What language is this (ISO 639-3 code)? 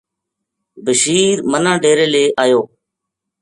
gju